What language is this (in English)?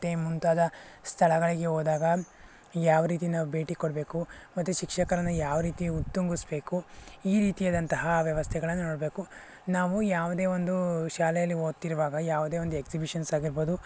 Kannada